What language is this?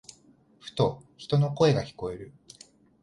Japanese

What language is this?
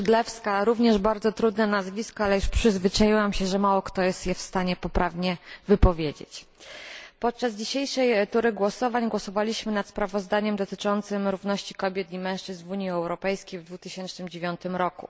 Polish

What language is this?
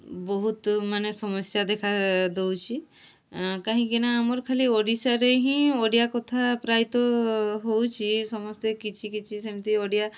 Odia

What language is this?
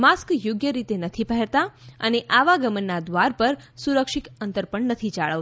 Gujarati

